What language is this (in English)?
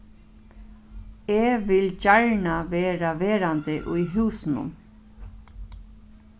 Faroese